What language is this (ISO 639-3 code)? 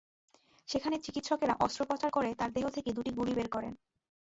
ben